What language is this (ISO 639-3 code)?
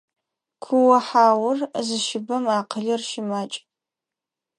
ady